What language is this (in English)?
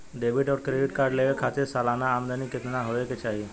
Bhojpuri